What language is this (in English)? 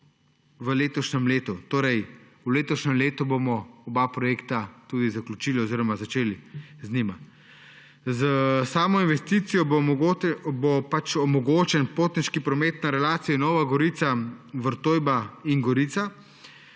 Slovenian